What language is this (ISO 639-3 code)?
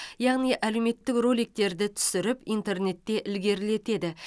kaz